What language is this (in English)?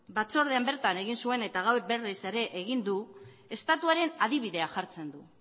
Basque